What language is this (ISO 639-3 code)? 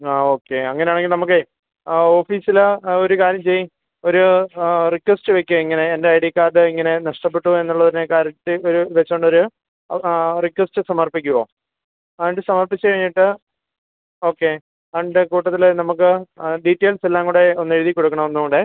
mal